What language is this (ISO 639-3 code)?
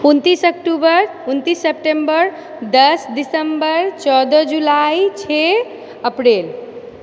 mai